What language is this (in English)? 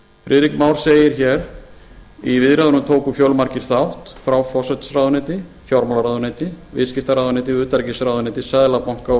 Icelandic